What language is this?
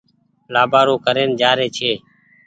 Goaria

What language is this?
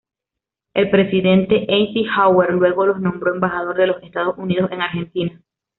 Spanish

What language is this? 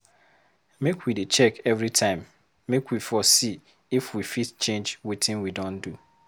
Nigerian Pidgin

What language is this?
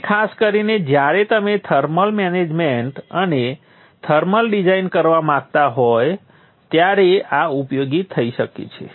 Gujarati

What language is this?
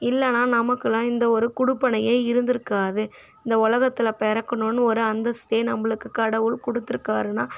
Tamil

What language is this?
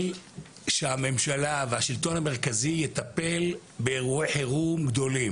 Hebrew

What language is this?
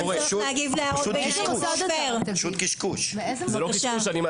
Hebrew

